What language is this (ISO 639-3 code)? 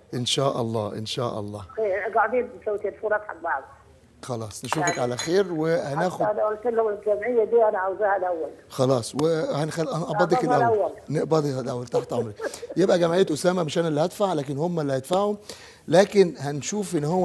ara